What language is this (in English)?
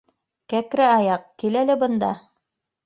Bashkir